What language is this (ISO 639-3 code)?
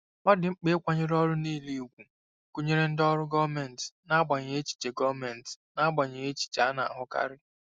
ibo